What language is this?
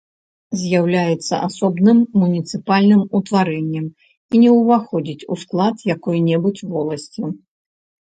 Belarusian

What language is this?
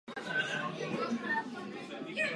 Czech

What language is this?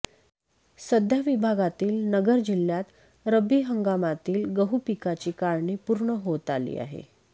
Marathi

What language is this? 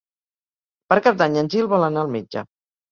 Catalan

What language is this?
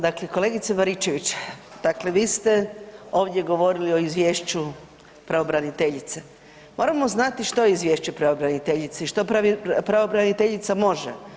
Croatian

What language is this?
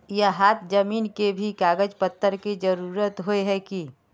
Magahi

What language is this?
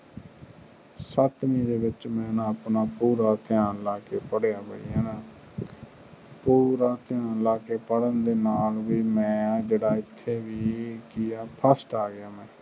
Punjabi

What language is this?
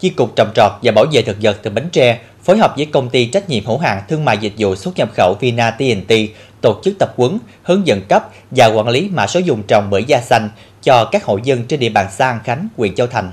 Vietnamese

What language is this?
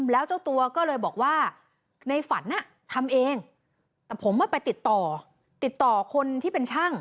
Thai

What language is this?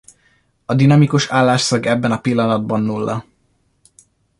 Hungarian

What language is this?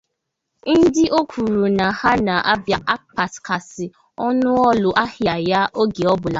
Igbo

